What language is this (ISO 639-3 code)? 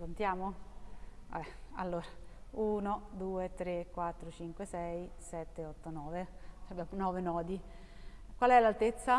ita